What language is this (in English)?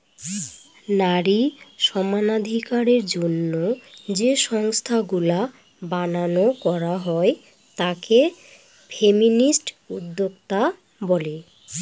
Bangla